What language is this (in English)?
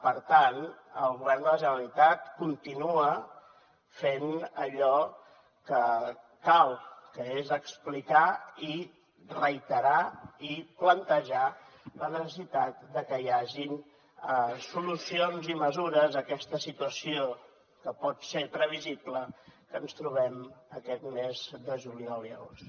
Catalan